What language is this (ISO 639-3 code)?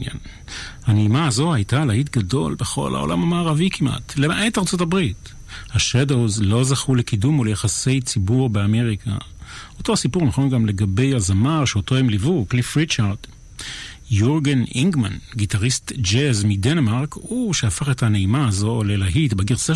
heb